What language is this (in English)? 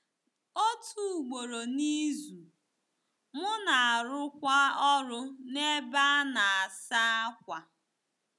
Igbo